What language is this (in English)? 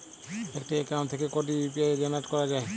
Bangla